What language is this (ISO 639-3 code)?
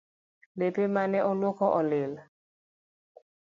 luo